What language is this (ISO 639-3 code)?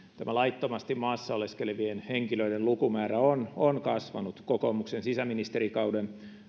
fin